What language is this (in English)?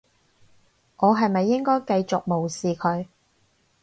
Cantonese